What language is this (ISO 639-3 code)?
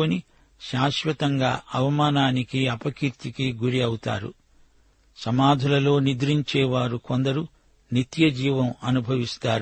tel